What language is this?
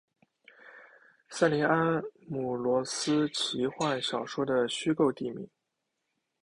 Chinese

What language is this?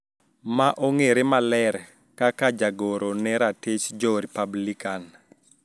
Luo (Kenya and Tanzania)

